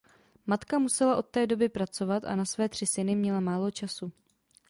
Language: Czech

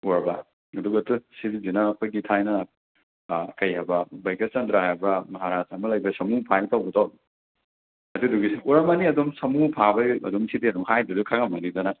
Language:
Manipuri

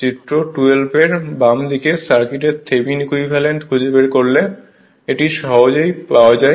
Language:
Bangla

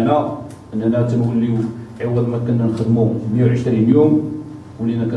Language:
Arabic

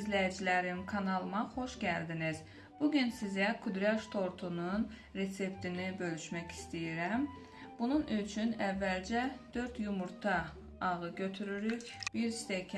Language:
Turkish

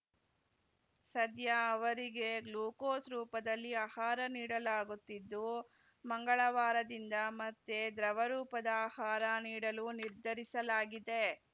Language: Kannada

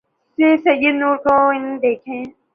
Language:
Urdu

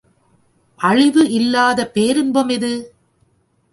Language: Tamil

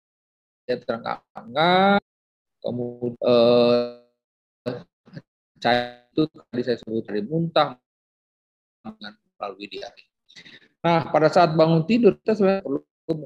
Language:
Indonesian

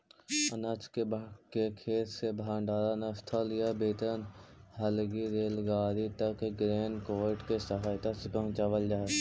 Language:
Magahi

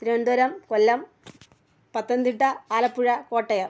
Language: Malayalam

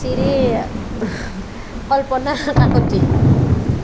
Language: Assamese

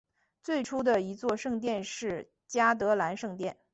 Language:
Chinese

